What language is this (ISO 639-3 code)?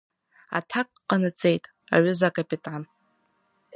abk